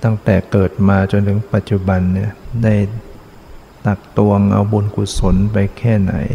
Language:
Thai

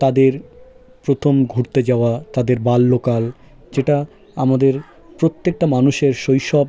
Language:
Bangla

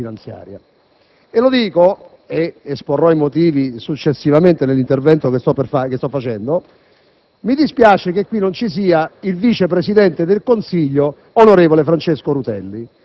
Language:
Italian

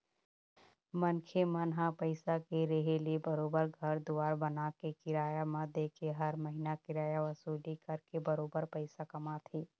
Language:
Chhattisgarhi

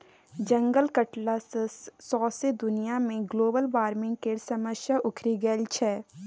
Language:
Maithili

